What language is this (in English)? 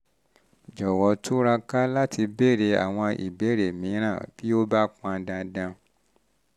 Yoruba